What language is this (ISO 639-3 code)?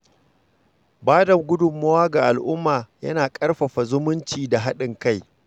hau